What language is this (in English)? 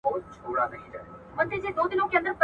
Pashto